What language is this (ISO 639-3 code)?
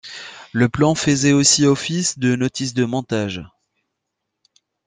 fra